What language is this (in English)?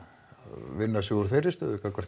Icelandic